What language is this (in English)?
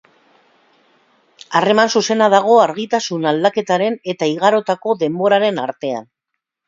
Basque